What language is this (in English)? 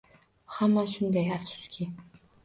Uzbek